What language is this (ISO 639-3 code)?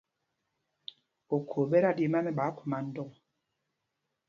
mgg